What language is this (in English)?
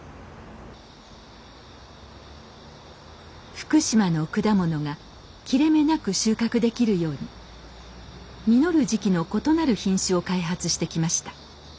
Japanese